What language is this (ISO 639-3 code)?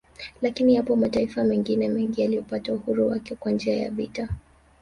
swa